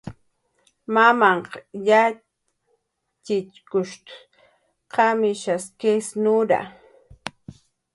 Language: Jaqaru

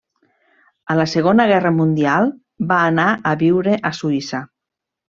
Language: Catalan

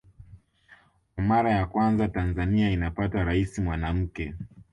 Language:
Swahili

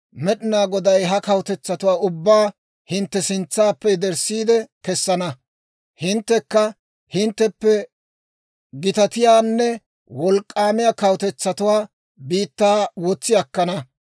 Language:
Dawro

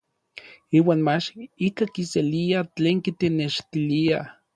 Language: Orizaba Nahuatl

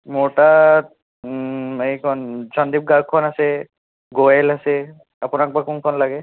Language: Assamese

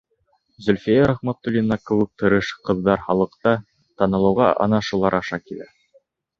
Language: Bashkir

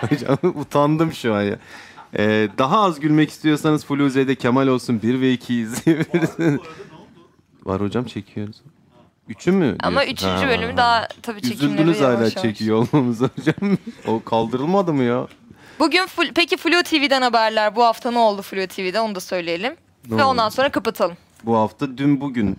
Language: Turkish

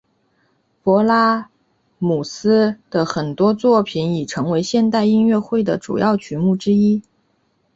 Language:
Chinese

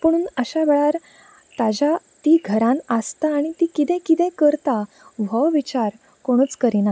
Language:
Konkani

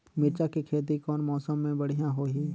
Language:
Chhattisgarhi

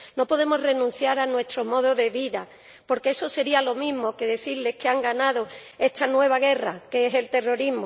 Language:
Spanish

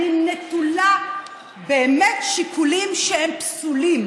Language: Hebrew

